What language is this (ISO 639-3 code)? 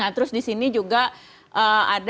ind